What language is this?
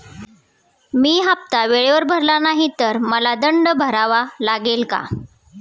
Marathi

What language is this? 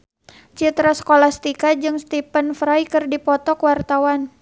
Sundanese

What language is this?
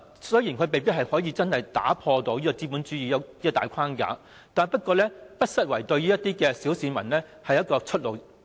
Cantonese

